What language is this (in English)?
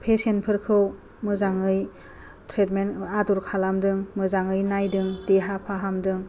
Bodo